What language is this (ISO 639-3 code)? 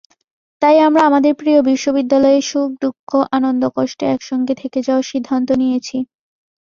ben